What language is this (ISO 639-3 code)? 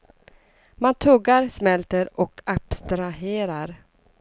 swe